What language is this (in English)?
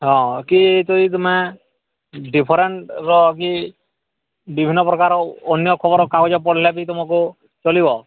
Odia